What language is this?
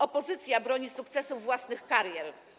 Polish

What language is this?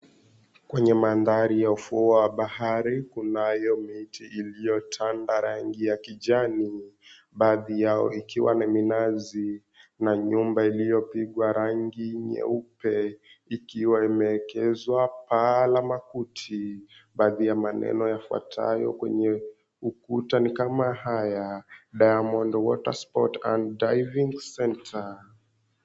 Swahili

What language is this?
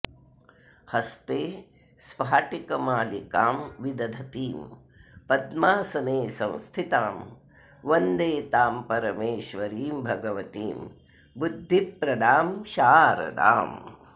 Sanskrit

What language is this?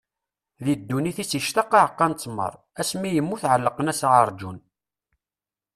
Kabyle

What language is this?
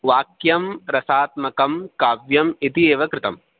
Sanskrit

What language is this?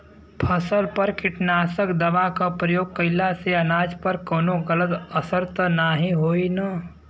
Bhojpuri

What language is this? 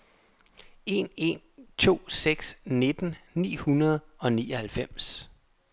Danish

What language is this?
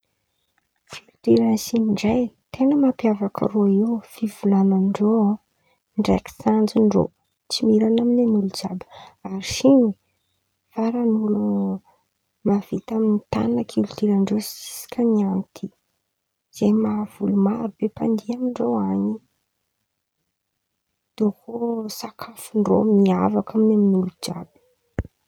Antankarana Malagasy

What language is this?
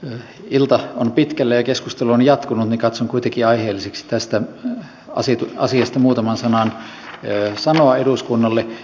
Finnish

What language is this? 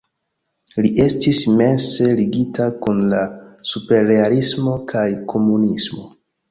Esperanto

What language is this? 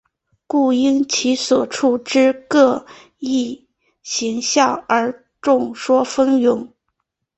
Chinese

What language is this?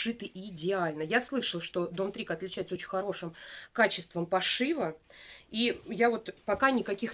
Russian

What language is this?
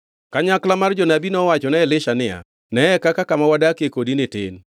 Luo (Kenya and Tanzania)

